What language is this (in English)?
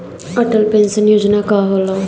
Bhojpuri